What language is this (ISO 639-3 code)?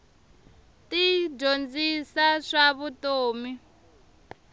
tso